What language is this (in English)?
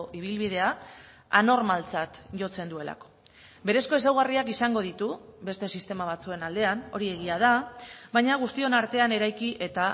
Basque